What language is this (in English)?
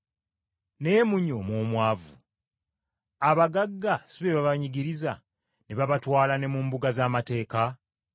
Ganda